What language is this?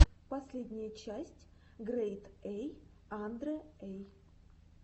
Russian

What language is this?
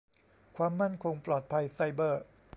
Thai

